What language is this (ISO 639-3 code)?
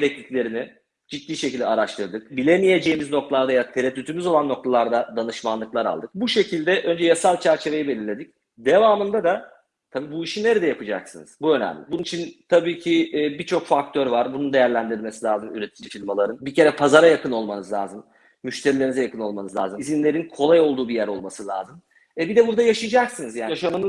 tur